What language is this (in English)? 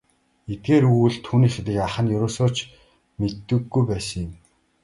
Mongolian